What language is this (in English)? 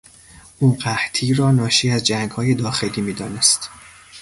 Persian